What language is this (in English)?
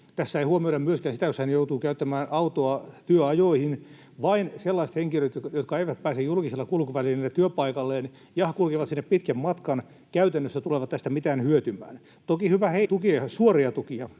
Finnish